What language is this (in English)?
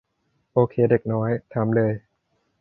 Thai